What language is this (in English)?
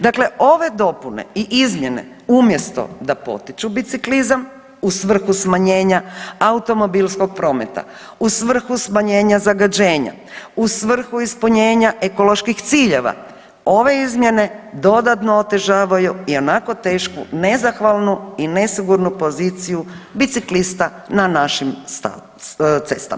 Croatian